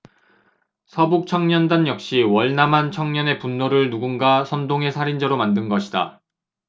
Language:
Korean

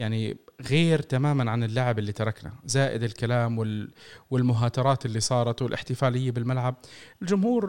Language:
Arabic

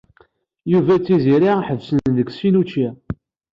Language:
Kabyle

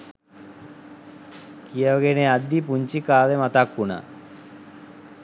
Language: Sinhala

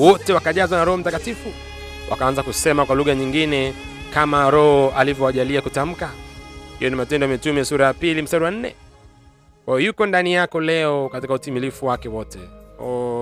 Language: Swahili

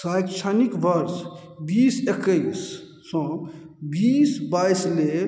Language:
Maithili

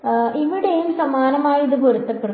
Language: Malayalam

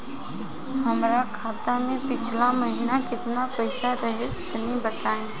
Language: Bhojpuri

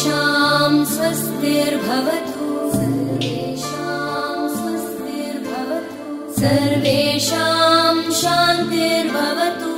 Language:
Turkish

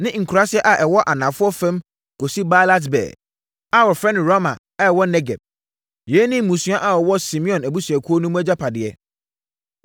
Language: Akan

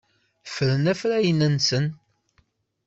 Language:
Kabyle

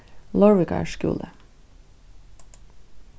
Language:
Faroese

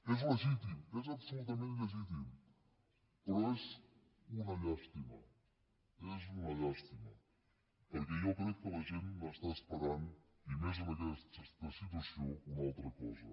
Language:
Catalan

